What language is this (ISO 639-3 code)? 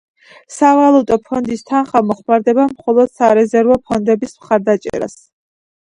kat